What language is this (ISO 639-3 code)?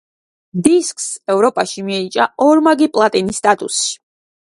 kat